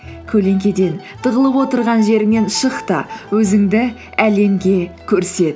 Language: Kazakh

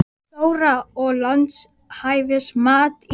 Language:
Icelandic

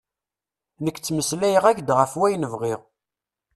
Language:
Kabyle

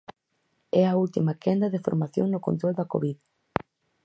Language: Galician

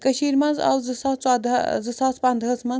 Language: Kashmiri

